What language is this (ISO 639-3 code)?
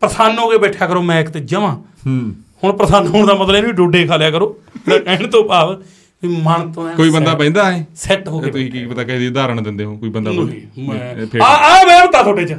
pan